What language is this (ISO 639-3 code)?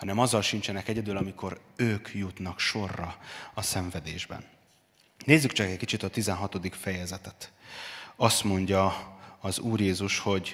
hun